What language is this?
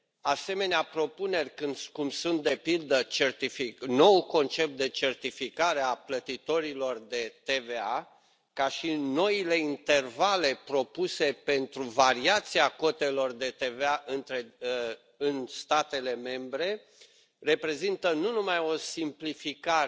Romanian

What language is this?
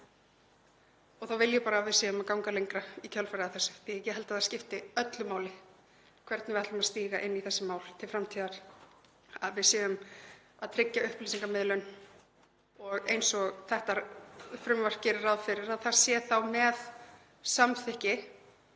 Icelandic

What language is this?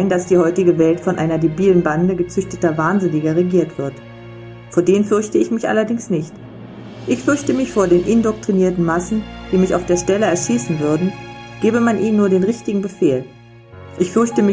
German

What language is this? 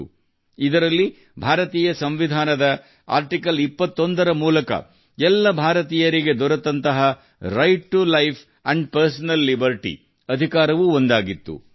Kannada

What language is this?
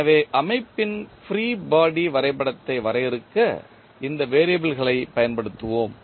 Tamil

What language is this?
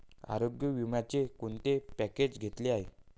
Marathi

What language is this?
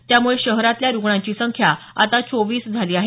Marathi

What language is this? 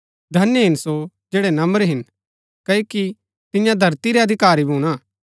Gaddi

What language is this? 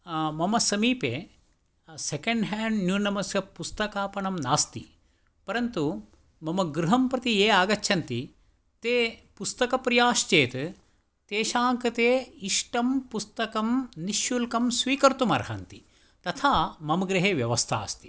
Sanskrit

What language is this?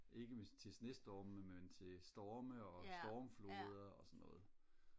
Danish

